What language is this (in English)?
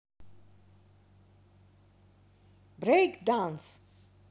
Russian